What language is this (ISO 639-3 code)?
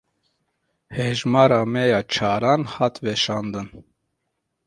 kur